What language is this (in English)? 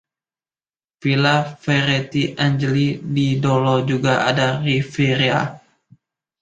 Indonesian